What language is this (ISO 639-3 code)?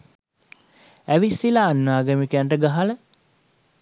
sin